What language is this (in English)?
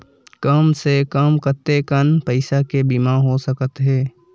Chhattisgarhi